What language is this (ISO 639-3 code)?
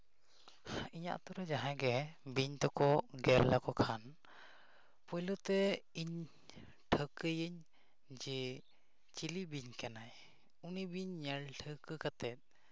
sat